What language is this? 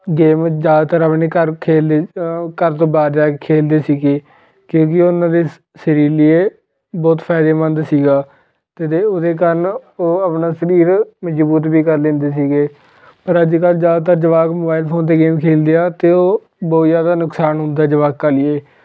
Punjabi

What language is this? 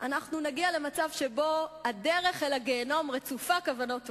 Hebrew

